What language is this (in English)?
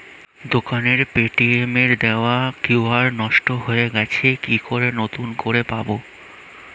Bangla